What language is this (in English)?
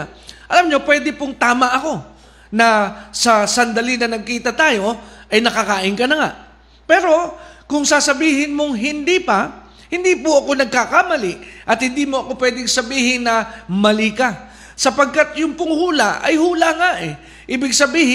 Filipino